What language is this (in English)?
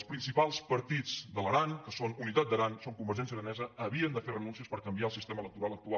Catalan